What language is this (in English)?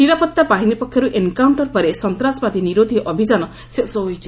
Odia